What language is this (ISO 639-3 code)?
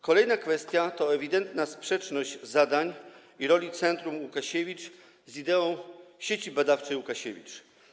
pol